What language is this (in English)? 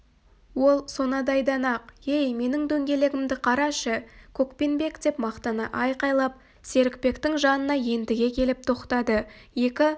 Kazakh